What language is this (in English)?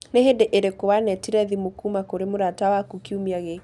Kikuyu